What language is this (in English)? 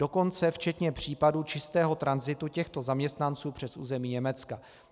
Czech